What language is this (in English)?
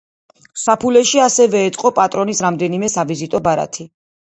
Georgian